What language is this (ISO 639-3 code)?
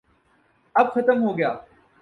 urd